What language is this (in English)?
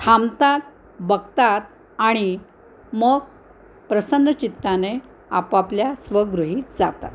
Marathi